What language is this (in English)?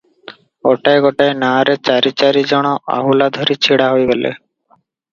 Odia